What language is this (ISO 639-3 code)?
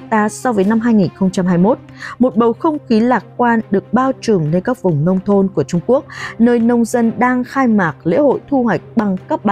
vie